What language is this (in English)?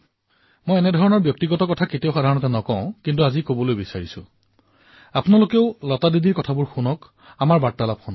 Assamese